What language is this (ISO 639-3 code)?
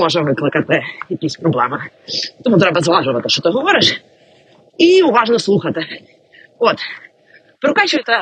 ukr